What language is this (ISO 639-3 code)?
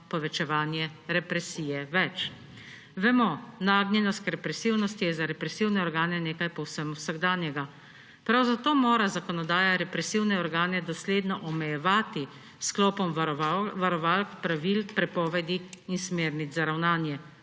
slv